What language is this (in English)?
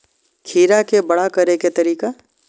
Maithili